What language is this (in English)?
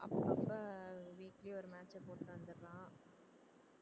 Tamil